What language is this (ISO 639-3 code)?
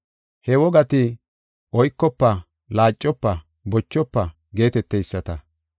gof